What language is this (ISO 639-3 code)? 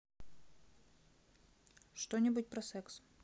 rus